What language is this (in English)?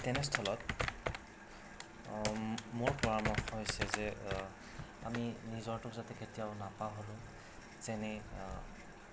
Assamese